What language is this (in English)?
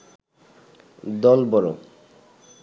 Bangla